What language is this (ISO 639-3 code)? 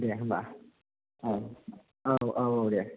brx